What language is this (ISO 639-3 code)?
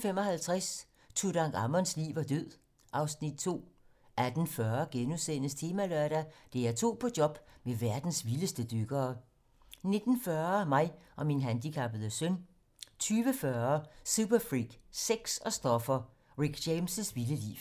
dan